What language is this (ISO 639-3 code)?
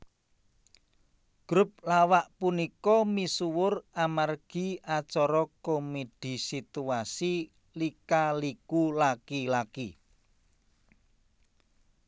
jav